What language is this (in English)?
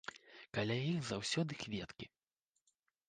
Belarusian